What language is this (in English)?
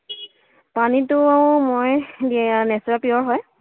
Assamese